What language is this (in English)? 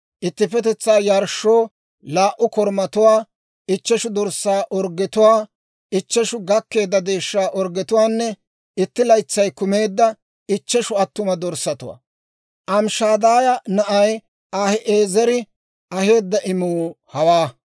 Dawro